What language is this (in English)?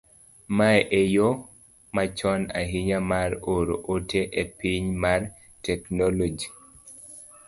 Luo (Kenya and Tanzania)